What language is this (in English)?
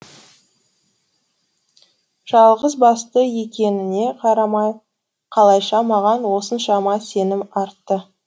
Kazakh